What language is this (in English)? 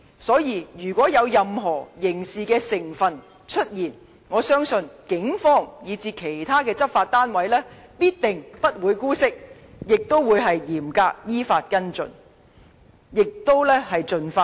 Cantonese